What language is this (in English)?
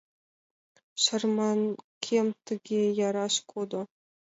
Mari